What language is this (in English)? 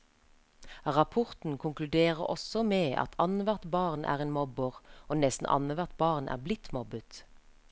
Norwegian